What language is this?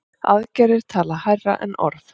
Icelandic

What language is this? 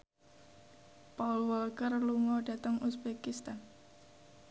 Javanese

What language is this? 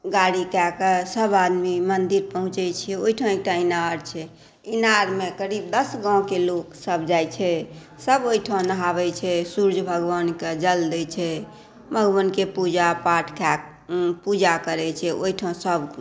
Maithili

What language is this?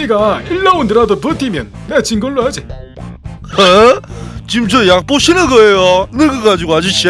Korean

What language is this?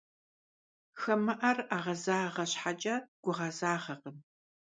Kabardian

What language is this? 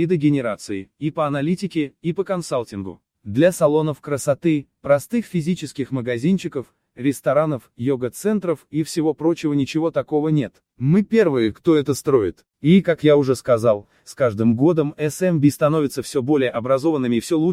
Russian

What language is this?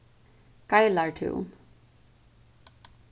Faroese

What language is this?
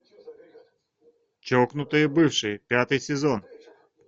Russian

